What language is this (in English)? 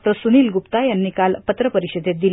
Marathi